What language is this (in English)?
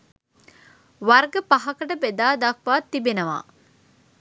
Sinhala